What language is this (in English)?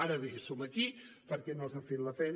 Catalan